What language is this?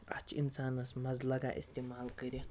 Kashmiri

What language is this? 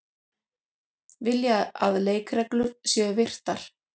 Icelandic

